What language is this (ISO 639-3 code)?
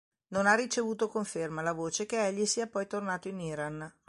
ita